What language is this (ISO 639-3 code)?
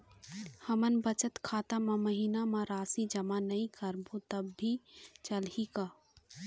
hne